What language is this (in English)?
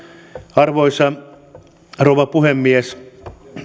Finnish